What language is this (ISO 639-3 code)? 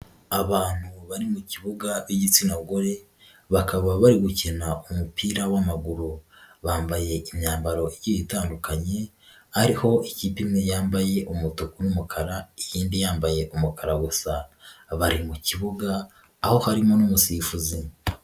kin